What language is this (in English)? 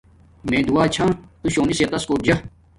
Domaaki